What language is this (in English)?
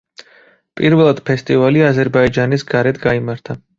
Georgian